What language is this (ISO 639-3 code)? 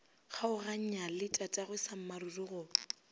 nso